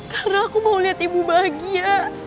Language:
Indonesian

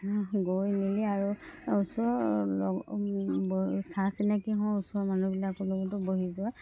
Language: Assamese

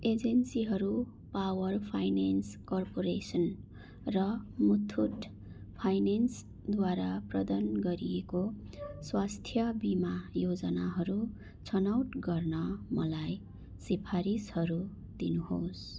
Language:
Nepali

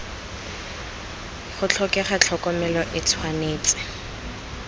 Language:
Tswana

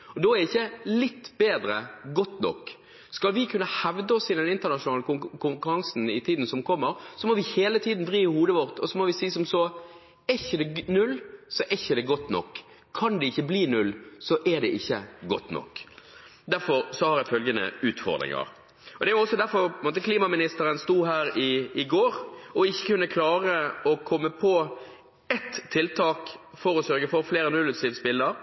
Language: Norwegian Bokmål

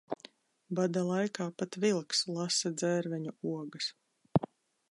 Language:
Latvian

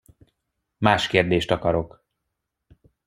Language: Hungarian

